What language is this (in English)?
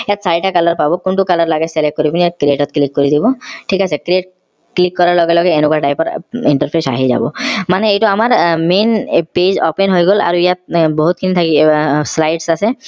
Assamese